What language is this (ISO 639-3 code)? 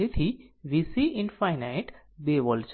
guj